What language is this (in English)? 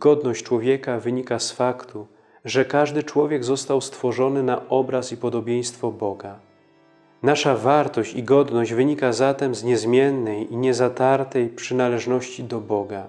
Polish